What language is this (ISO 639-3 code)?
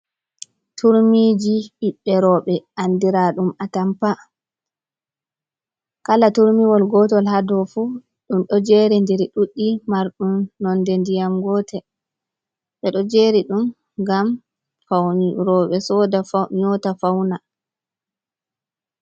ful